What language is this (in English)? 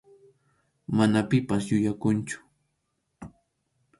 Arequipa-La Unión Quechua